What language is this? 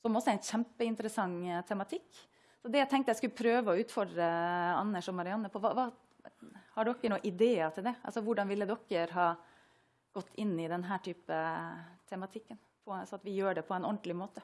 Norwegian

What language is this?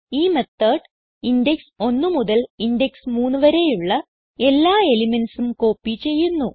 Malayalam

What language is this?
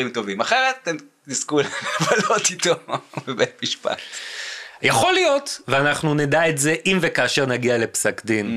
Hebrew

